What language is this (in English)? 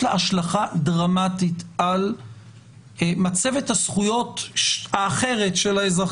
Hebrew